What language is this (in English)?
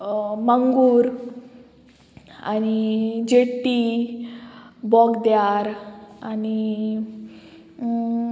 Konkani